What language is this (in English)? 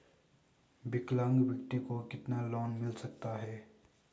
Hindi